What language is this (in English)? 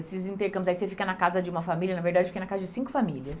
Portuguese